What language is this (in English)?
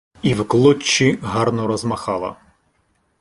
Ukrainian